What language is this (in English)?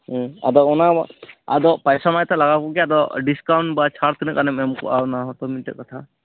Santali